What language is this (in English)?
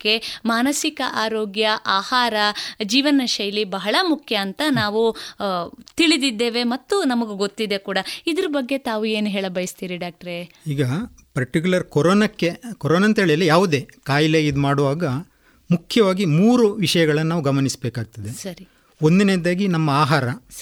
Kannada